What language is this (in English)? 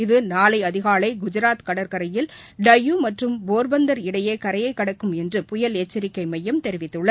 Tamil